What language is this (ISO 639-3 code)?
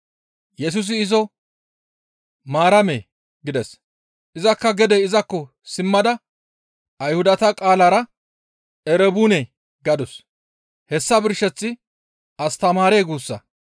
gmv